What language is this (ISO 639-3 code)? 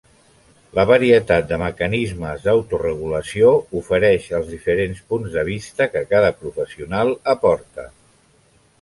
cat